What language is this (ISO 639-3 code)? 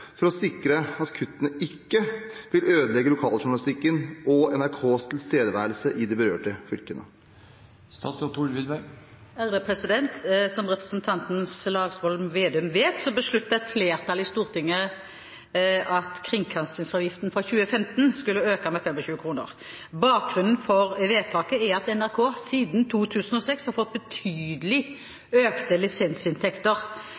nob